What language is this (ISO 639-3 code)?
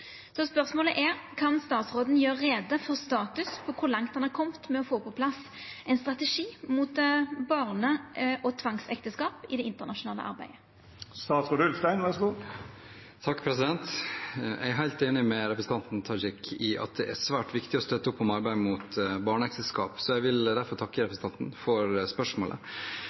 nor